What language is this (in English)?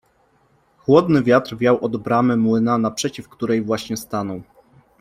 Polish